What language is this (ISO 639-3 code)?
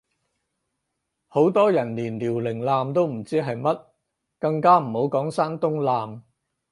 yue